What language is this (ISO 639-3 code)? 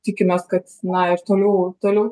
lit